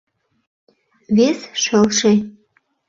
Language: Mari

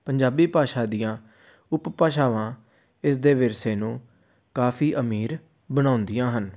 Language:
Punjabi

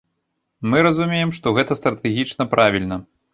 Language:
Belarusian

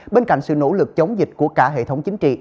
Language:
Vietnamese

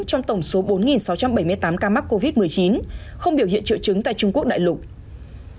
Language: Vietnamese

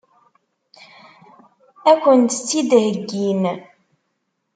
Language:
Kabyle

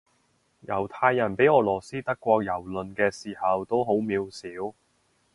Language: Cantonese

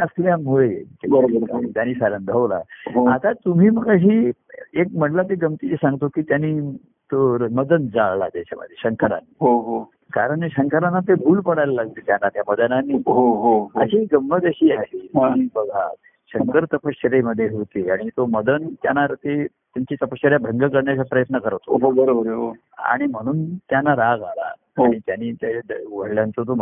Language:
Marathi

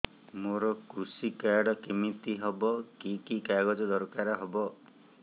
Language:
Odia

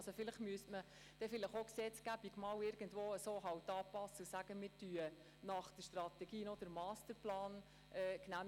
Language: Swiss German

